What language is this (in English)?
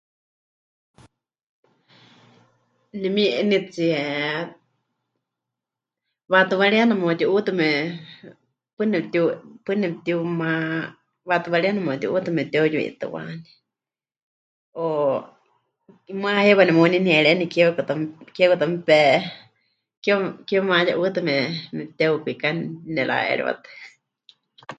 Huichol